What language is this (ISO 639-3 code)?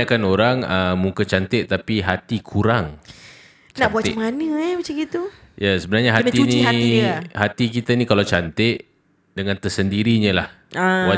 msa